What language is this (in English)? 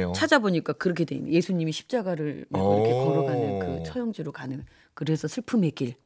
Korean